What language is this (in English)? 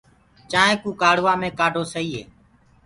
Gurgula